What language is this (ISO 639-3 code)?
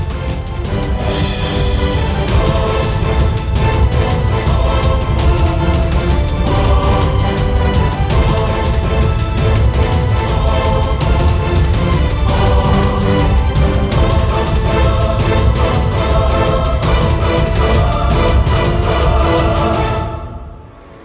ind